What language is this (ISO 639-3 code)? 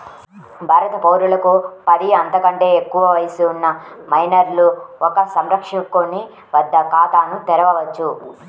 tel